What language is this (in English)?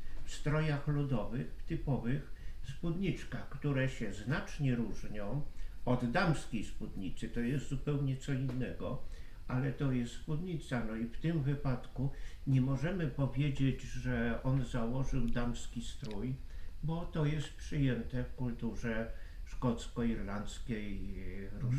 Polish